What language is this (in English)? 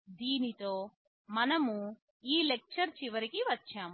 Telugu